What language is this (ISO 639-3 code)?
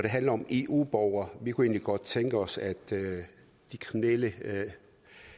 dan